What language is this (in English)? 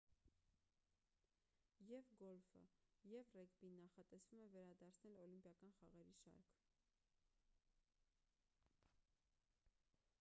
Armenian